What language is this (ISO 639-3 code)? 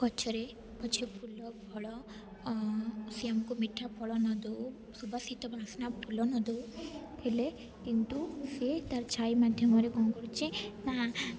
ori